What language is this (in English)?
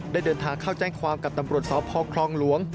Thai